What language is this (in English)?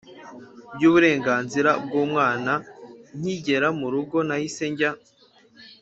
Kinyarwanda